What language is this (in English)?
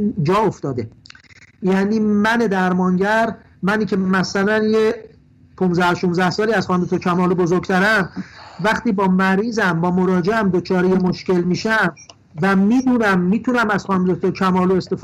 Persian